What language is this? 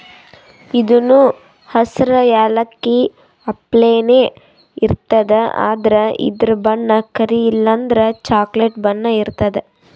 Kannada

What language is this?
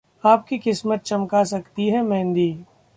Hindi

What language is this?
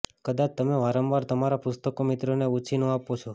Gujarati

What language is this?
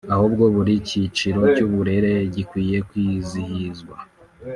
Kinyarwanda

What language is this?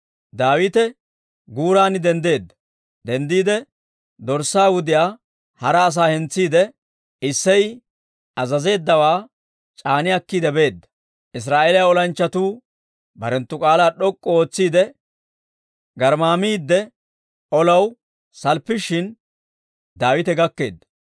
Dawro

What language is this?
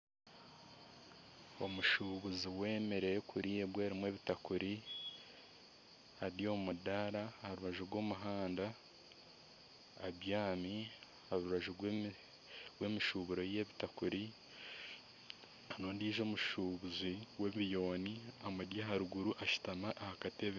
Nyankole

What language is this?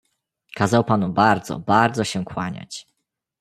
Polish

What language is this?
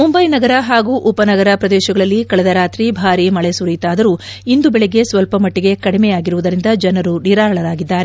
Kannada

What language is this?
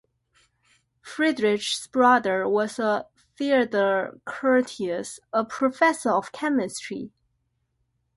English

